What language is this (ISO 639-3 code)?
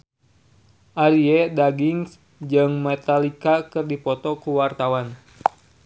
sun